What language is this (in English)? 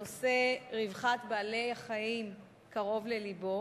Hebrew